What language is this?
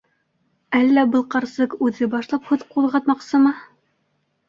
Bashkir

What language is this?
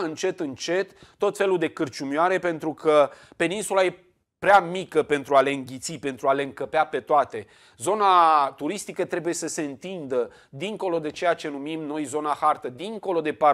Romanian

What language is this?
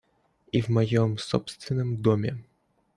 Russian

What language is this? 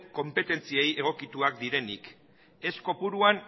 Basque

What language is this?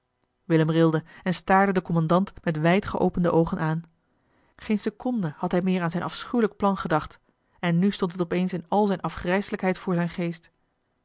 Dutch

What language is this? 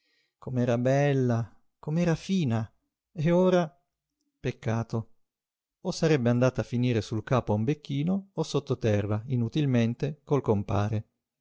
Italian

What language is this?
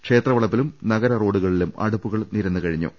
Malayalam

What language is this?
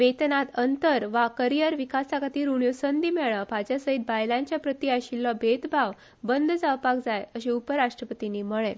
Konkani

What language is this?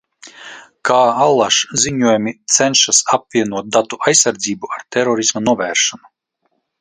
Latvian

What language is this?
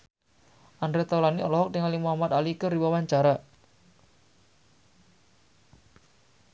Sundanese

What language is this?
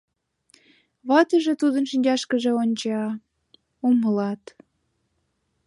Mari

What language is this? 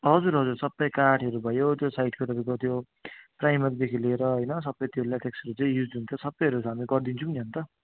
Nepali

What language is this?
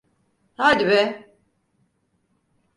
Turkish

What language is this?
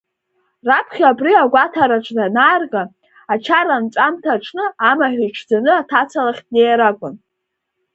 Abkhazian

